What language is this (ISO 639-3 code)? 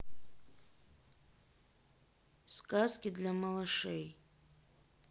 rus